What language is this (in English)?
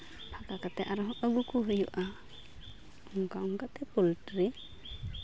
Santali